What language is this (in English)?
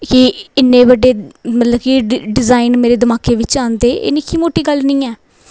Dogri